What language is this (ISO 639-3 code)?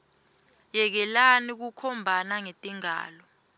ssw